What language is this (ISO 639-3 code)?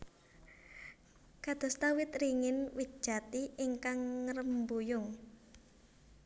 jav